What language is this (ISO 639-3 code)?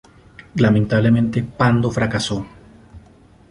spa